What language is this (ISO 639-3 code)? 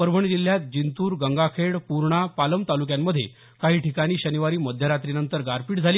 mar